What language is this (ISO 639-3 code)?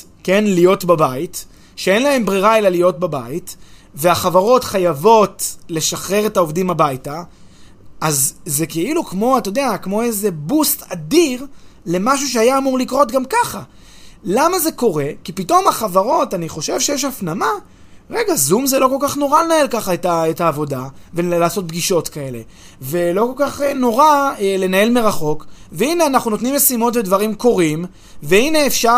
heb